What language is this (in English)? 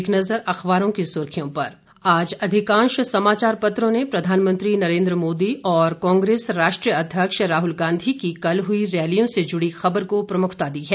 Hindi